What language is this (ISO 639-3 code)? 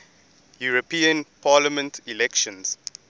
eng